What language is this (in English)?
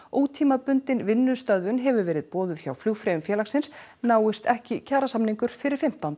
Icelandic